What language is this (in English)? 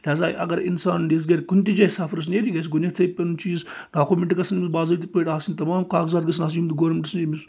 Kashmiri